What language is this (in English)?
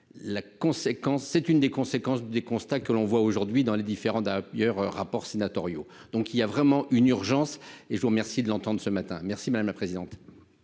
French